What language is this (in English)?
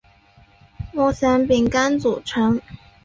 Chinese